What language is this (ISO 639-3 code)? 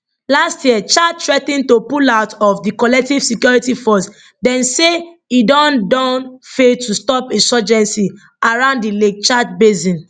pcm